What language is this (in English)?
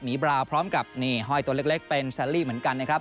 Thai